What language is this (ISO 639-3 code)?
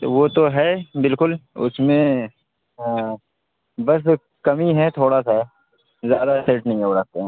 urd